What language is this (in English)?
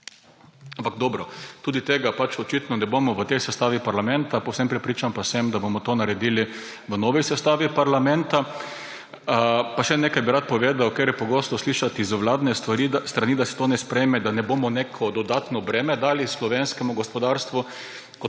Slovenian